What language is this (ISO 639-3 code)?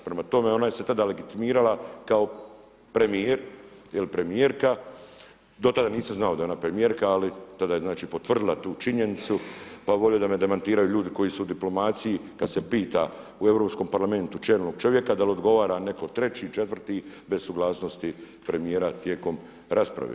hrv